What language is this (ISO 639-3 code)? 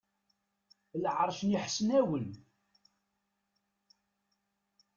kab